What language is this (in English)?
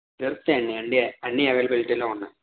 Telugu